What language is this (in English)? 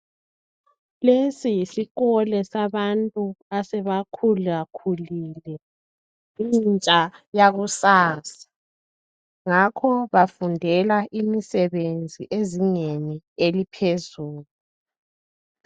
North Ndebele